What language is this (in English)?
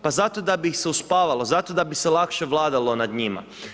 Croatian